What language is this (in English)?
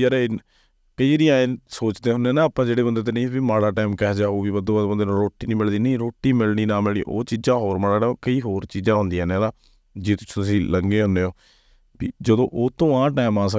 Punjabi